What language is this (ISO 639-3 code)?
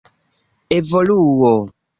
epo